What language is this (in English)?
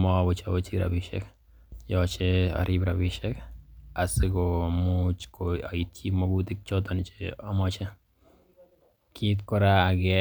Kalenjin